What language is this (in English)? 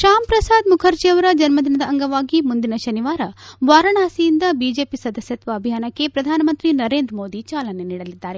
Kannada